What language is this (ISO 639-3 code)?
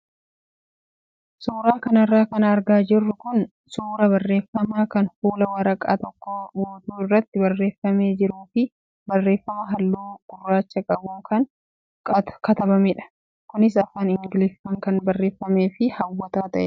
orm